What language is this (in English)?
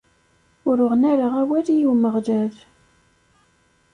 Kabyle